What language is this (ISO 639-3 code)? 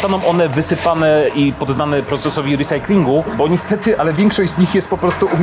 pol